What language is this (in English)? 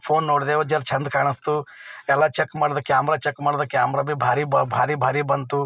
Kannada